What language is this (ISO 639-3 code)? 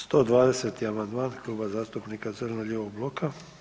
hrv